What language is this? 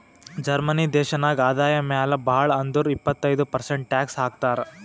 Kannada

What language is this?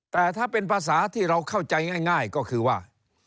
Thai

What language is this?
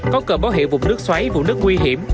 Vietnamese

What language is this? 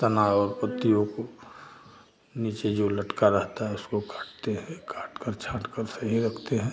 Hindi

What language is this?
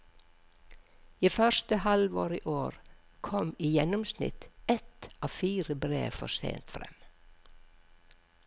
Norwegian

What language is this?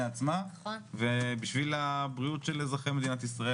Hebrew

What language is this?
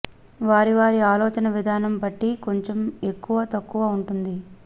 Telugu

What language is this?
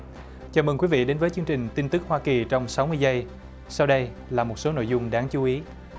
Vietnamese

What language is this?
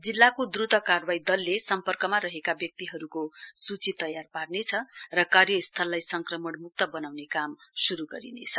Nepali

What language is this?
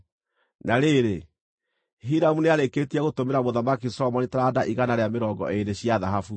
Kikuyu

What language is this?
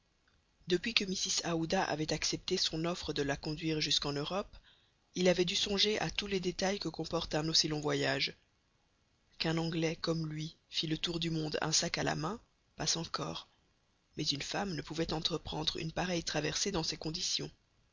French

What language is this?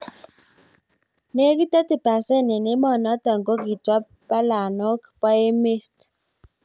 Kalenjin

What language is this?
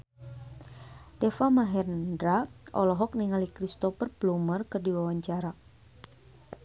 Sundanese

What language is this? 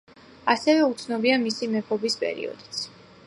Georgian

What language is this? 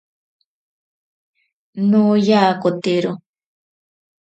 Ashéninka Perené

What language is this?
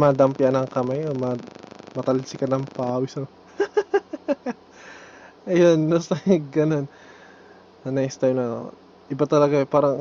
Filipino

